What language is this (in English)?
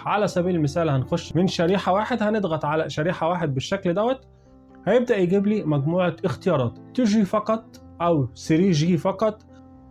Arabic